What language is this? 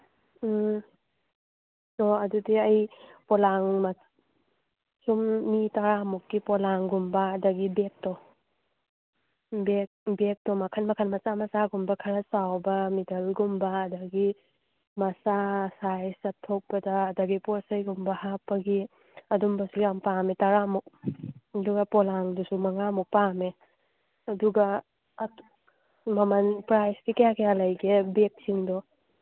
Manipuri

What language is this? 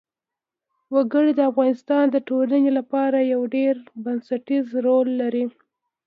Pashto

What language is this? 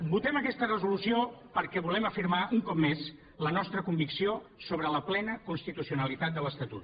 Catalan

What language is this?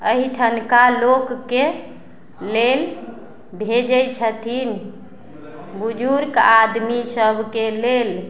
Maithili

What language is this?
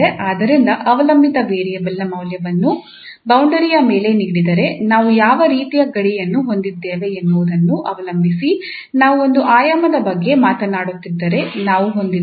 Kannada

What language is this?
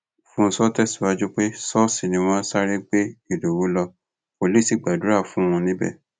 Yoruba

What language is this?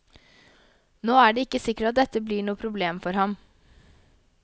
Norwegian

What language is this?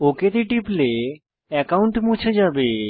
Bangla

